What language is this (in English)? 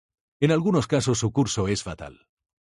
Spanish